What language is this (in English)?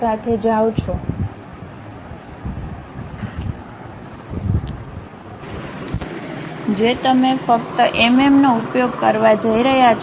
Gujarati